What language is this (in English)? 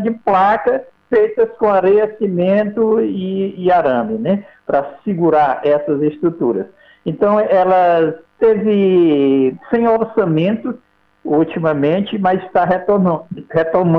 Portuguese